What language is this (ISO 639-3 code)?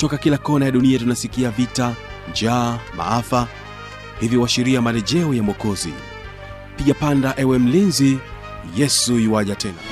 swa